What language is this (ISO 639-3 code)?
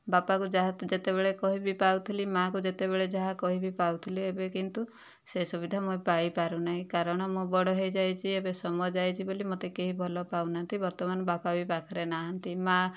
ori